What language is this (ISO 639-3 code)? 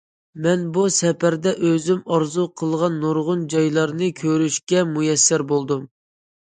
uig